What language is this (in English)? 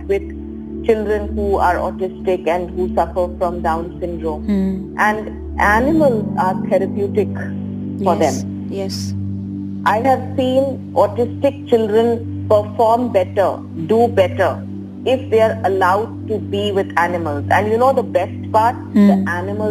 Hindi